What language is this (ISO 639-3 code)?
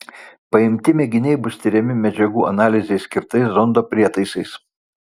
lit